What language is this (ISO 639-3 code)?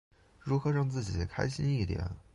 zho